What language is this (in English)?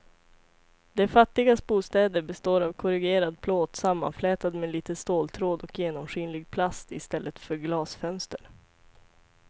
Swedish